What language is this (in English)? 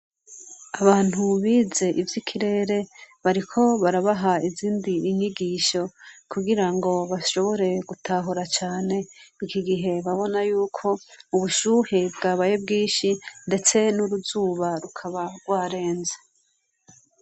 Rundi